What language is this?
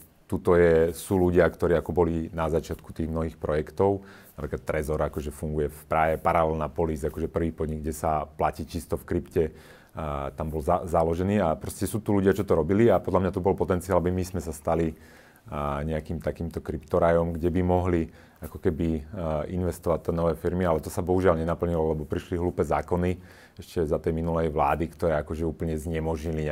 Slovak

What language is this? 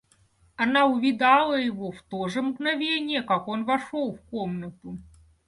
Russian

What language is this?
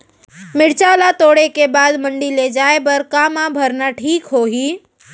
Chhattisgarhi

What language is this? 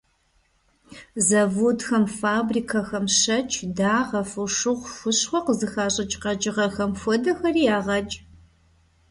Kabardian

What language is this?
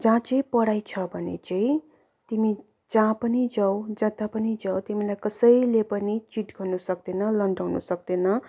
Nepali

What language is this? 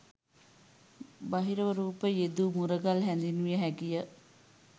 Sinhala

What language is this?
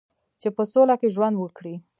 Pashto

